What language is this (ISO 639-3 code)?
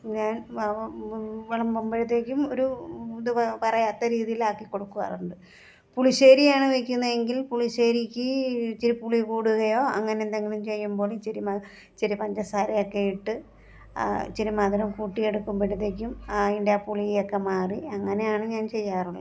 mal